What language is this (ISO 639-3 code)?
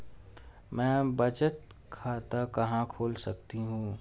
hin